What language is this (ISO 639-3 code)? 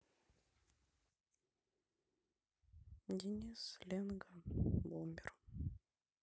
rus